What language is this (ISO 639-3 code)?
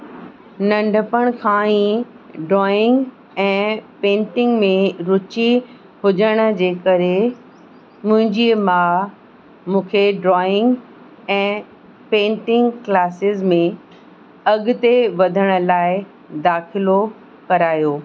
snd